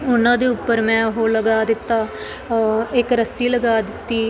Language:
Punjabi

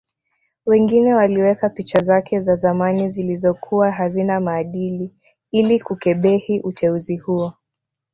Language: Swahili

